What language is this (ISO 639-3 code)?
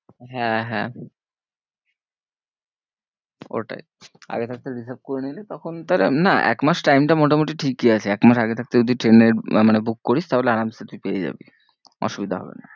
ben